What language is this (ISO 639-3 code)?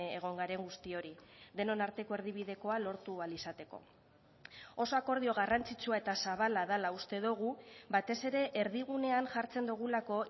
eus